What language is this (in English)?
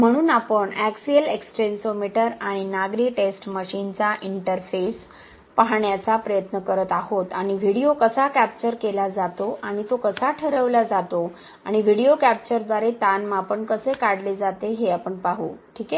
Marathi